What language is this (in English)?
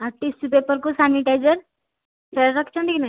Odia